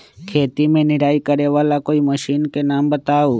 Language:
Magahi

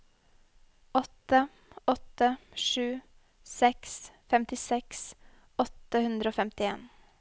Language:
Norwegian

